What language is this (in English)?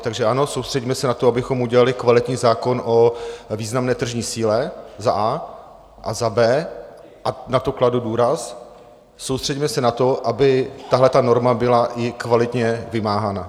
Czech